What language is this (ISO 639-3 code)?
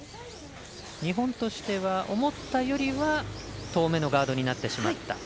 jpn